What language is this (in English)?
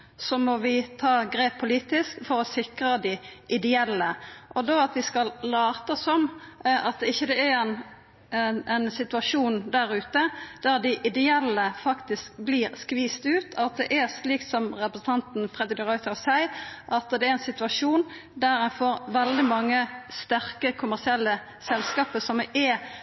Norwegian Nynorsk